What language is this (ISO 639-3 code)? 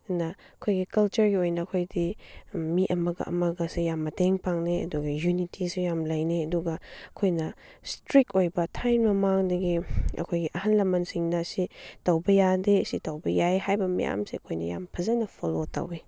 mni